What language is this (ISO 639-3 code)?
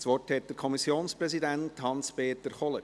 gsw